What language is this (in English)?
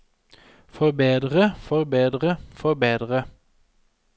Norwegian